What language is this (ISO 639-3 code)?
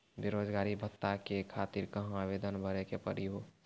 mai